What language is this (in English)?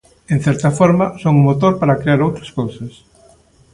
Galician